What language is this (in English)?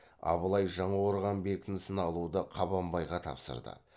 Kazakh